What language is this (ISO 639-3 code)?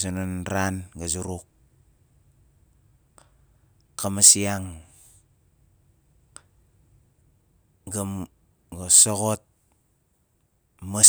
nal